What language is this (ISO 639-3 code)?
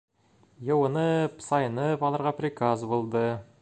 bak